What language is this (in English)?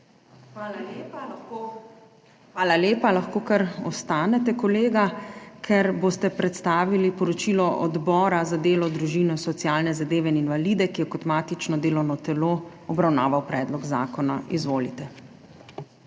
Slovenian